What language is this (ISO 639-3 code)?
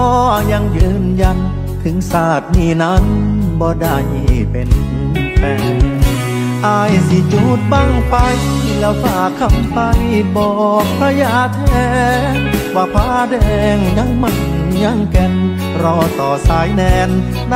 tha